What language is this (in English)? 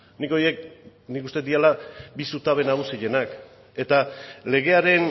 Basque